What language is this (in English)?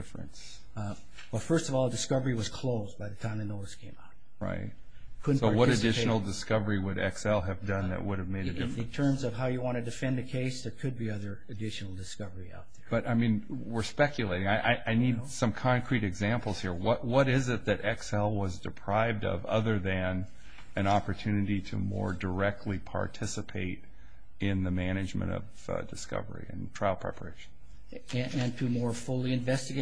English